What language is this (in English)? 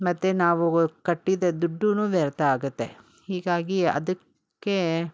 Kannada